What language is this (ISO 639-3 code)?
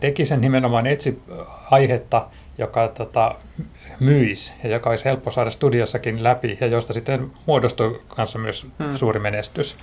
fin